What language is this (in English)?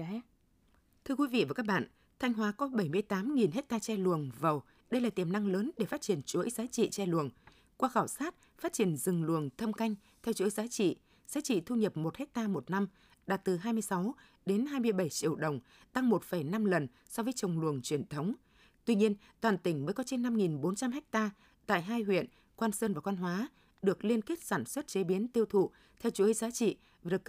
Vietnamese